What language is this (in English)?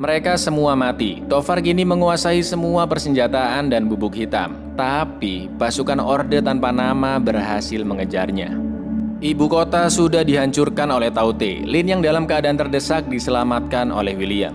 Indonesian